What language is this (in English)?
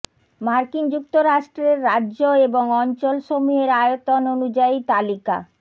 Bangla